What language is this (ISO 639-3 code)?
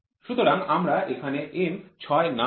ben